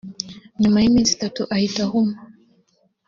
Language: Kinyarwanda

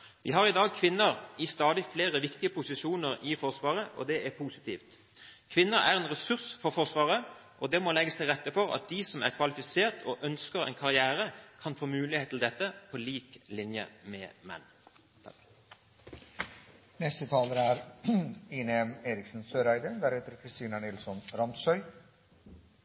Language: Norwegian Bokmål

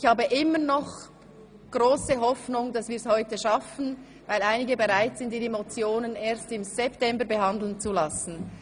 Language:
Swiss German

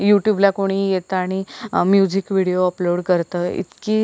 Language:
Marathi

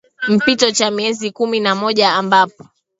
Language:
Swahili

